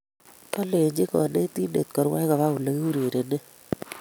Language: Kalenjin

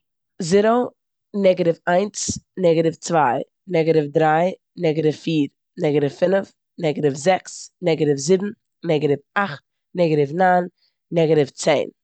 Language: Yiddish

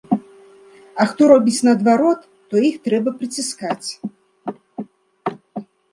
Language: Belarusian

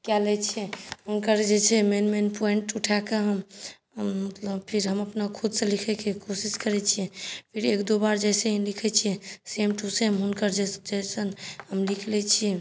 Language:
Maithili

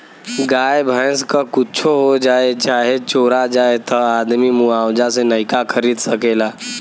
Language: Bhojpuri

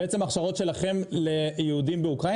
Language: Hebrew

